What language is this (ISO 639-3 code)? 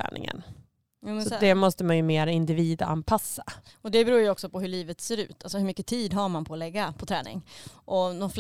swe